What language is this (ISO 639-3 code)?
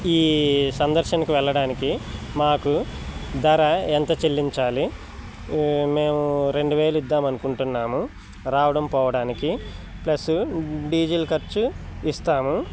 tel